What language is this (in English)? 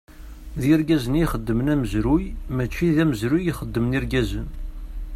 Kabyle